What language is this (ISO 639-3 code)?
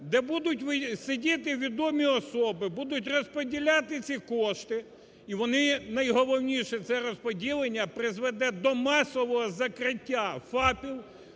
ukr